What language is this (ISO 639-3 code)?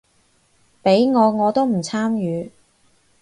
yue